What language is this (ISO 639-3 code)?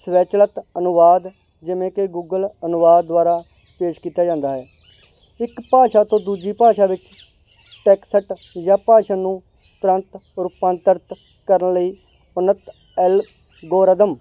pan